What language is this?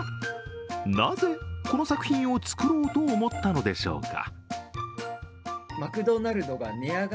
Japanese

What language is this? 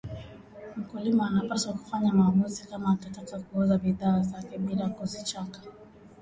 Swahili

